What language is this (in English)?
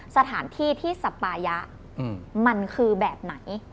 Thai